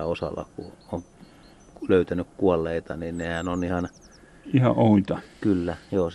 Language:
Finnish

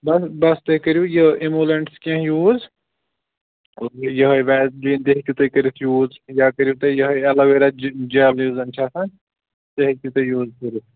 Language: Kashmiri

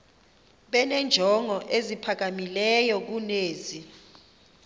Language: Xhosa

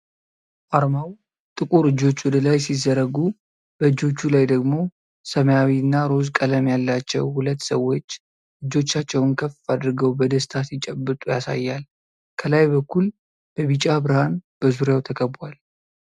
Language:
Amharic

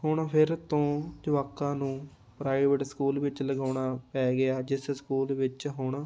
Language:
Punjabi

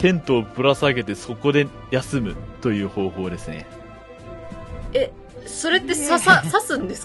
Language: Japanese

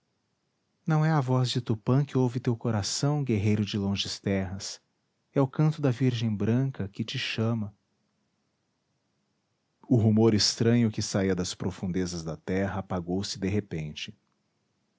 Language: Portuguese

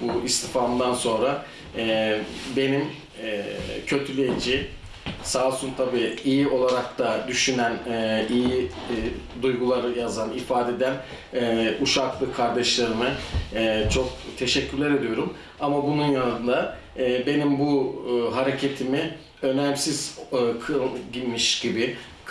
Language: Turkish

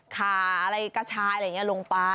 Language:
Thai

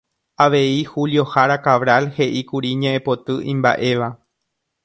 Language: Guarani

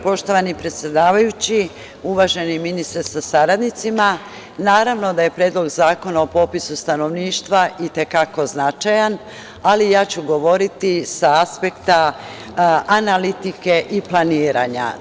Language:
Serbian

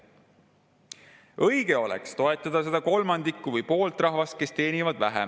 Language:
Estonian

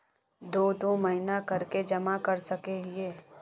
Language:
Magahi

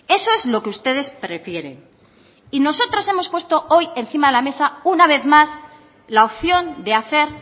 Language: Spanish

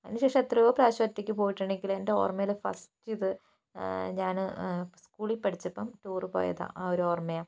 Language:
Malayalam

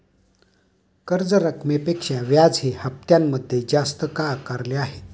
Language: Marathi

